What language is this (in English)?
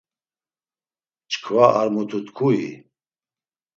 Laz